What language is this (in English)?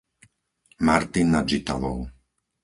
Slovak